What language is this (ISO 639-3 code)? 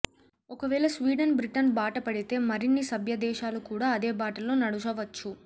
tel